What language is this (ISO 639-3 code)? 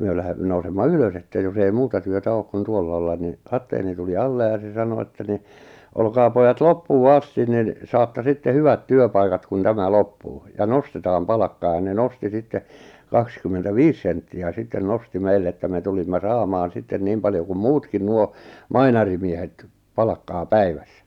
fin